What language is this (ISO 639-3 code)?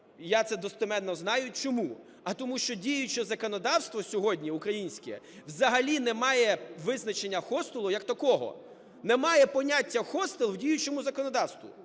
ukr